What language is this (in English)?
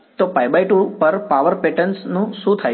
Gujarati